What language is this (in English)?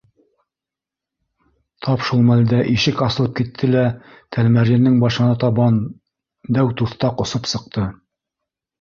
Bashkir